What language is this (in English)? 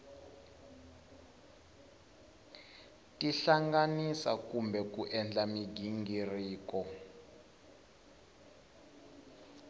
Tsonga